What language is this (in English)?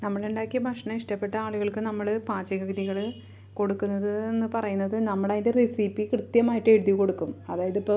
Malayalam